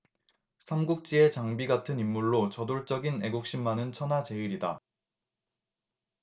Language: Korean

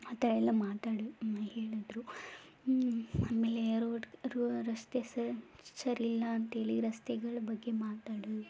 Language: Kannada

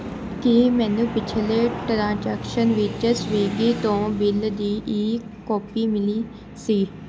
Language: Punjabi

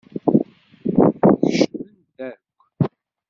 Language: Kabyle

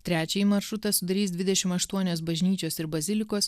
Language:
Lithuanian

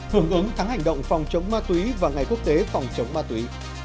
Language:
Vietnamese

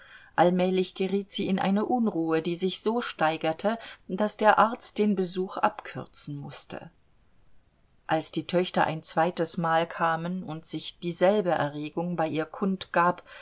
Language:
German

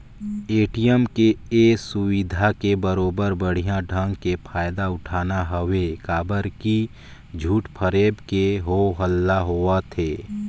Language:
Chhattisgarhi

